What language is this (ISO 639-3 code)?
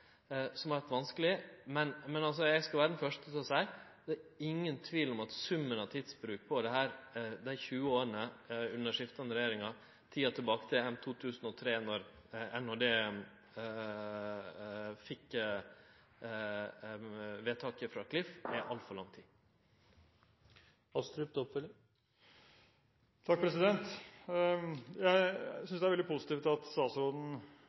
nor